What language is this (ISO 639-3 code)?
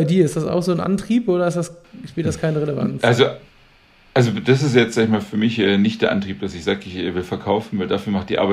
deu